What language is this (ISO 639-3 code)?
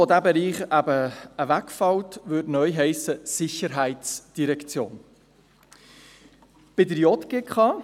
gsw